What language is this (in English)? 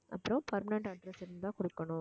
Tamil